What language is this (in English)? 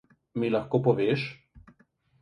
Slovenian